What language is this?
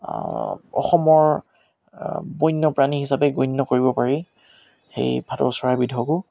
Assamese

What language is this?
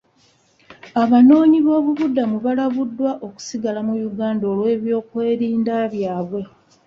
Ganda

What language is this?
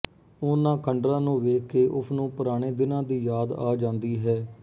Punjabi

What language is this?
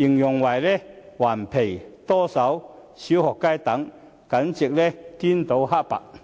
Cantonese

